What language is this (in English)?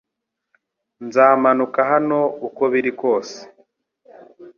Kinyarwanda